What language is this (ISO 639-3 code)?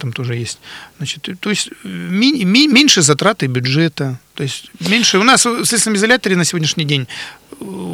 rus